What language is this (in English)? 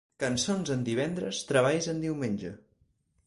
Catalan